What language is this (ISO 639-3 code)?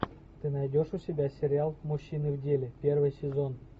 rus